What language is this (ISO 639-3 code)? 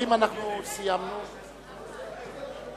heb